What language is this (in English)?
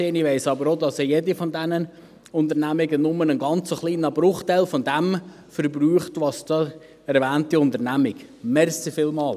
Swiss German